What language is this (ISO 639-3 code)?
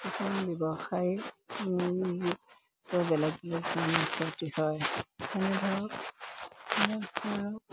asm